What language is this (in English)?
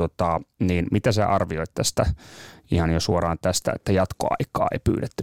Finnish